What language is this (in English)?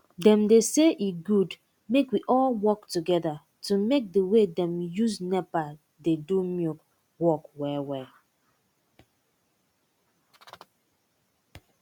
Nigerian Pidgin